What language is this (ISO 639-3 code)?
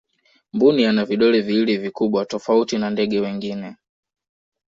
swa